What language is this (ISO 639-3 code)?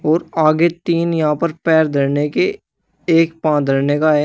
hin